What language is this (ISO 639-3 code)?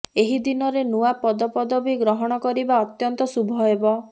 ori